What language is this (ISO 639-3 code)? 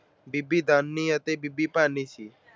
pan